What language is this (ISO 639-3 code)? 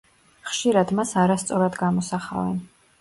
kat